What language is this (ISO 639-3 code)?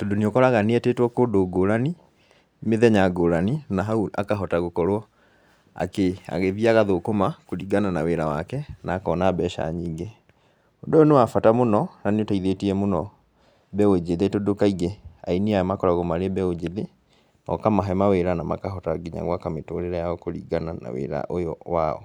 kik